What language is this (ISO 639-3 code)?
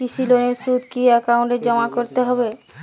ben